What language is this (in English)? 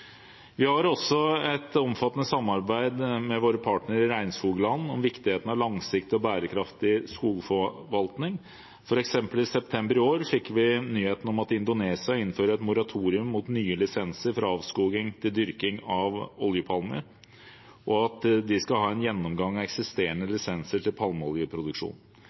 Norwegian Bokmål